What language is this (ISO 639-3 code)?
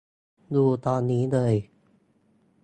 tha